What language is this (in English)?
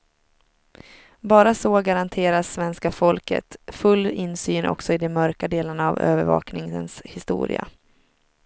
Swedish